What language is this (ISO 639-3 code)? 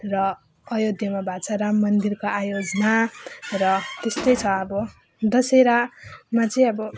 nep